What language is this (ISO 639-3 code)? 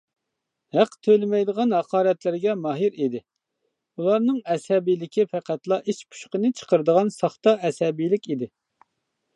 uig